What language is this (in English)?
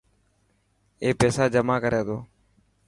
Dhatki